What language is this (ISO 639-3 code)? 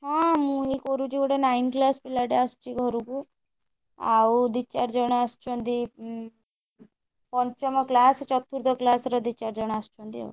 ori